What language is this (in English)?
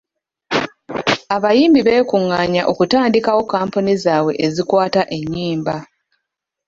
Ganda